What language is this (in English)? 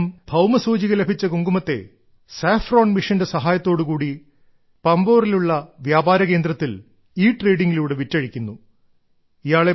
Malayalam